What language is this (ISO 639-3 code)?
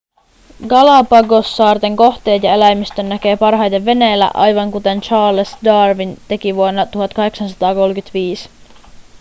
fin